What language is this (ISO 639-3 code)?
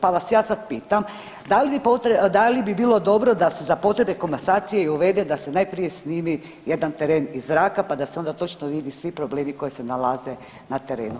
hrv